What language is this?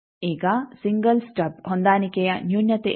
Kannada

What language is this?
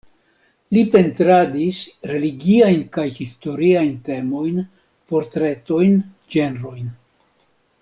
Esperanto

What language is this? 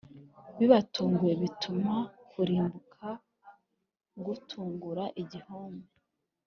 Kinyarwanda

